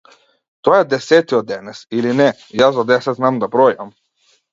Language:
Macedonian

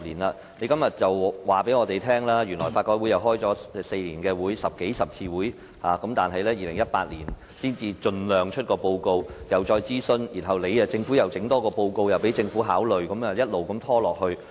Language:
Cantonese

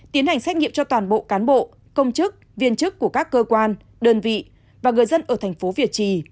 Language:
Vietnamese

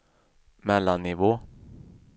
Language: Swedish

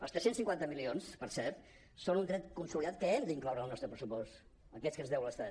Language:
Catalan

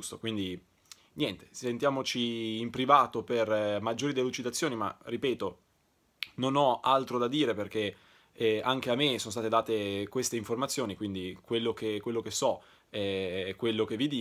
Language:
Italian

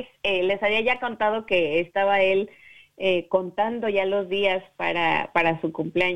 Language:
Spanish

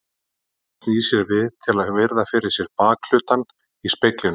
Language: Icelandic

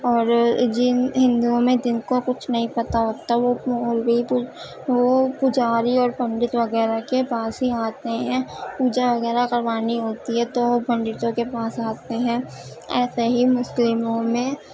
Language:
Urdu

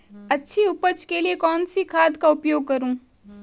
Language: Hindi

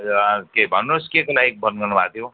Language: Nepali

